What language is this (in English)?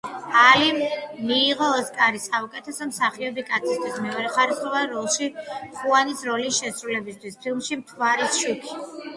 Georgian